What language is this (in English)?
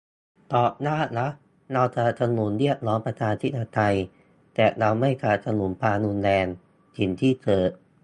Thai